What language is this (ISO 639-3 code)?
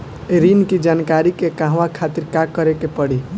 bho